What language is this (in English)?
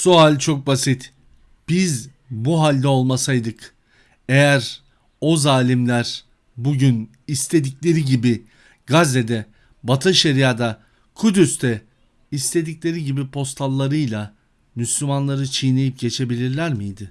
Turkish